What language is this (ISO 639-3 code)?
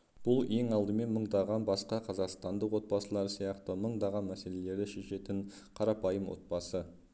kaz